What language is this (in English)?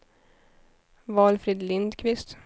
Swedish